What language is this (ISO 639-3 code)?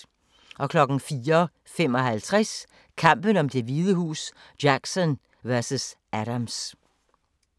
dan